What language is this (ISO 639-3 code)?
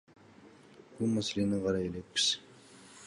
kir